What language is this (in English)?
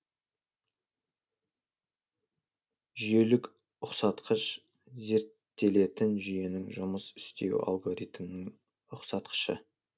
Kazakh